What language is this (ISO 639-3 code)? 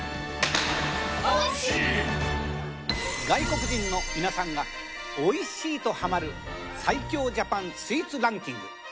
jpn